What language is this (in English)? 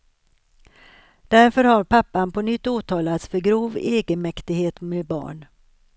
Swedish